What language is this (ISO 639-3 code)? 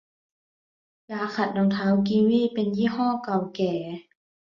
tha